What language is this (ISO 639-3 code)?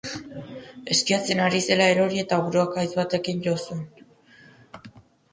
eus